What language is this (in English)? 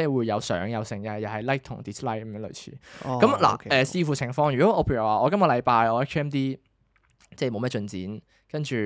Chinese